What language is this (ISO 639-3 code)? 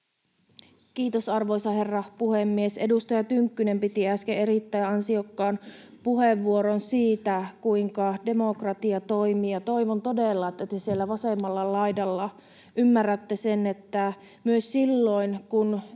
fin